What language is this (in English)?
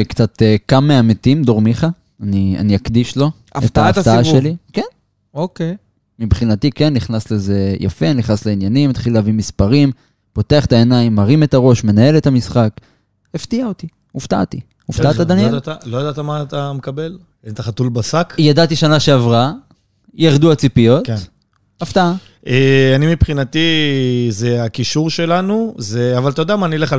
Hebrew